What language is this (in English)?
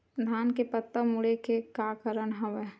Chhattisgarhi